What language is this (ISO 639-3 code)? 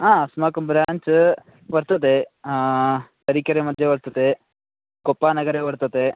san